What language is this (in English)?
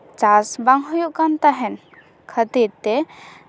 Santali